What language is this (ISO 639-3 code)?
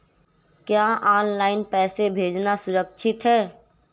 hin